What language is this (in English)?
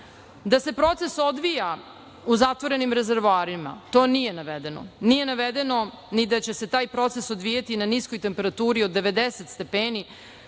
Serbian